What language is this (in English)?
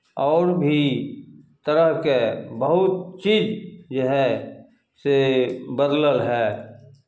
Maithili